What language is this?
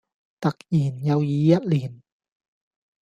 Cantonese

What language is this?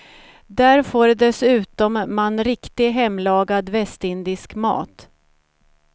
Swedish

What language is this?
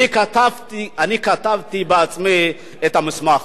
Hebrew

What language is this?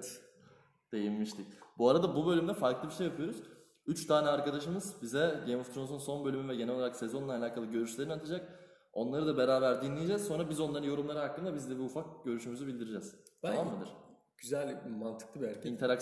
Turkish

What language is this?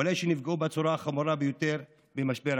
Hebrew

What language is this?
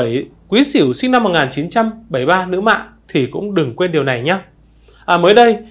Vietnamese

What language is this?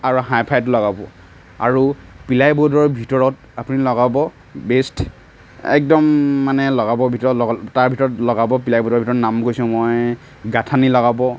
Assamese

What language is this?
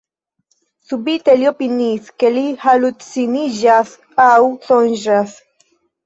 Esperanto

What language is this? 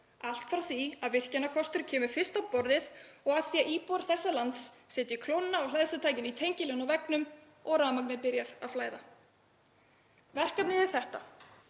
Icelandic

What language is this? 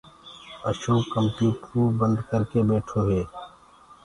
Gurgula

